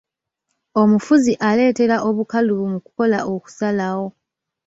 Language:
Ganda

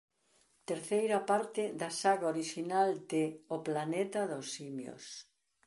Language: Galician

